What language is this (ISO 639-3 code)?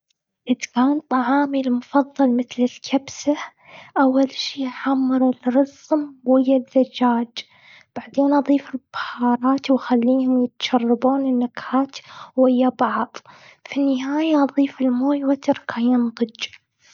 afb